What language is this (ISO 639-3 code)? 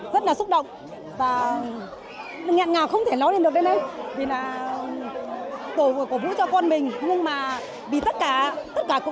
vie